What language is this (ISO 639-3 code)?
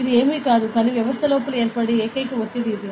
tel